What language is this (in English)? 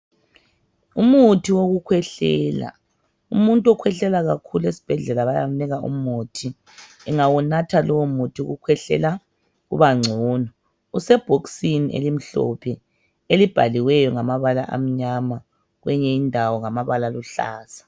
North Ndebele